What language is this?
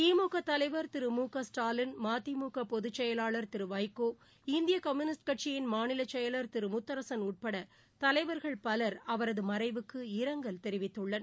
Tamil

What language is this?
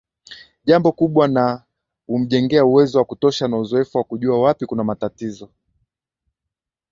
Swahili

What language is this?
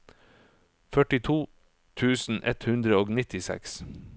Norwegian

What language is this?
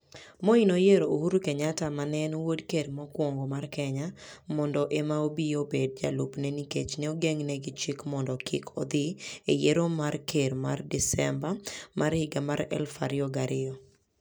Luo (Kenya and Tanzania)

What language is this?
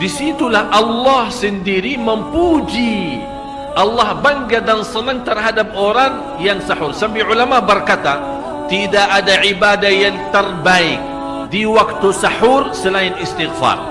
Malay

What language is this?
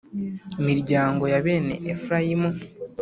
Kinyarwanda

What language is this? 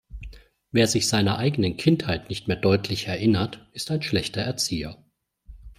German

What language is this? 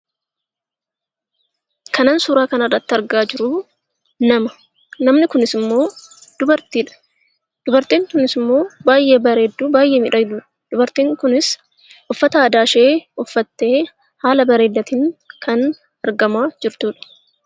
Oromo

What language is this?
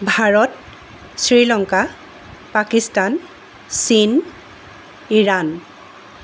Assamese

